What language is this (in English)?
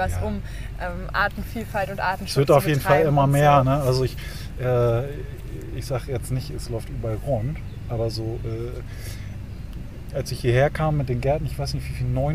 German